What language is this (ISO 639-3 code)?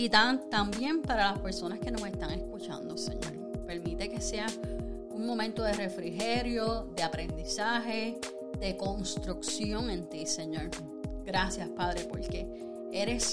spa